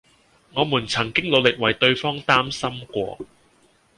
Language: Cantonese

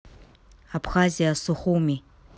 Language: Russian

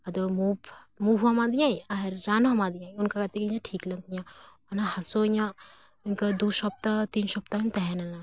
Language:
Santali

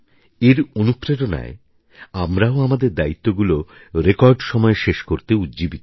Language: Bangla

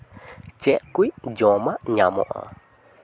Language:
Santali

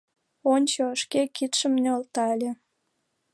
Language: Mari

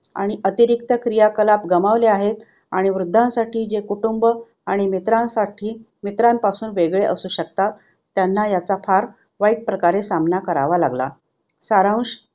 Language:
Marathi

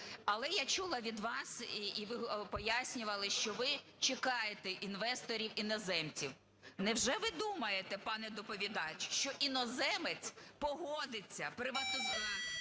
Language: Ukrainian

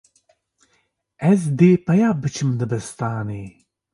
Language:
Kurdish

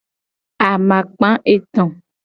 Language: Gen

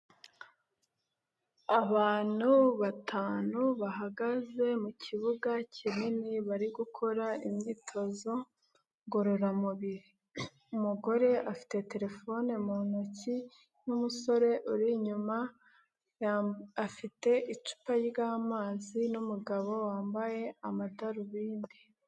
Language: Kinyarwanda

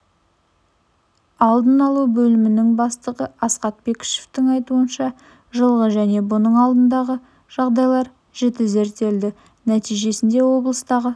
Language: Kazakh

